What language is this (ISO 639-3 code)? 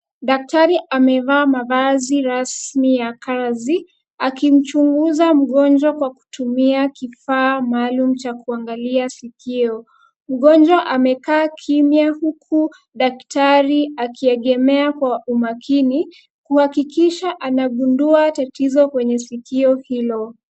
swa